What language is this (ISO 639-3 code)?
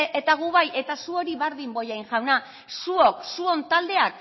eus